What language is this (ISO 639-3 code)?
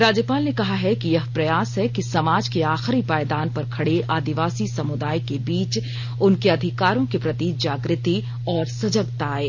hin